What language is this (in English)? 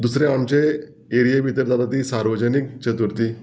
Konkani